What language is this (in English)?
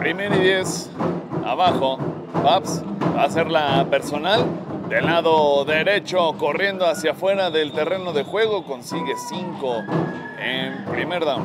Spanish